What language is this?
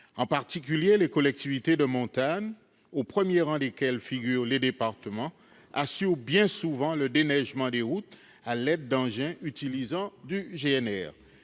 French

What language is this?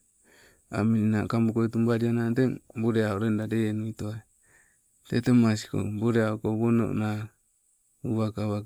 Sibe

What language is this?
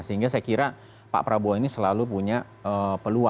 Indonesian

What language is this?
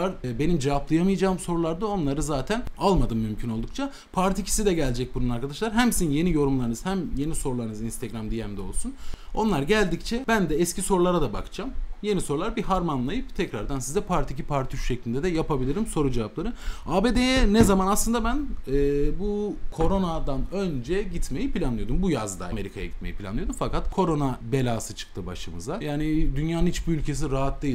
Turkish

